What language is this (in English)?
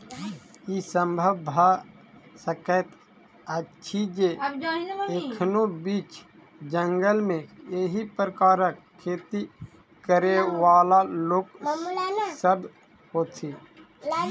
Maithili